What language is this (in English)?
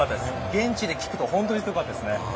Japanese